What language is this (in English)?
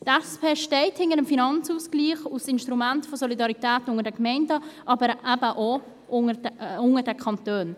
Swiss German